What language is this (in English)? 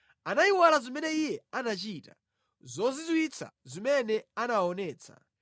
Nyanja